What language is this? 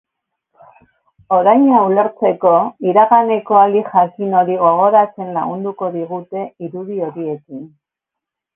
Basque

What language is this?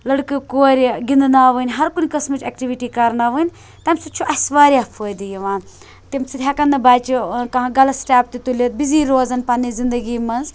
Kashmiri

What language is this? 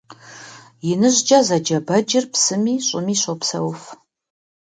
Kabardian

